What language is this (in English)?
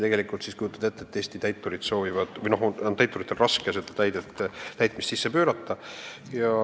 Estonian